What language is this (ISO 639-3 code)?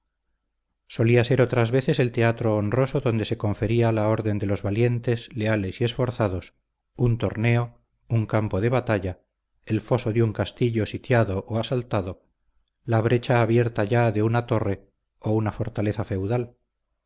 spa